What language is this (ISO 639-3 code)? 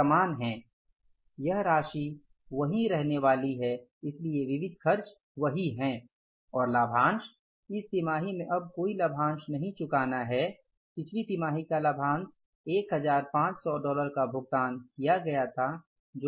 hin